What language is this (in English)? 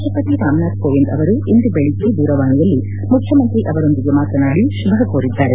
Kannada